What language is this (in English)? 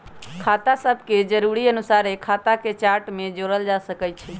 Magahi